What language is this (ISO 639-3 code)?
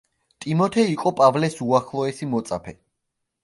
kat